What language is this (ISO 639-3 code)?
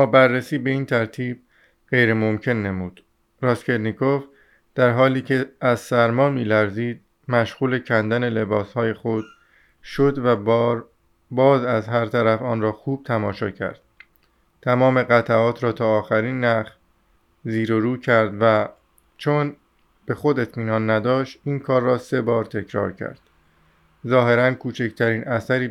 fas